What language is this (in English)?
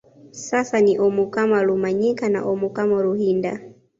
Swahili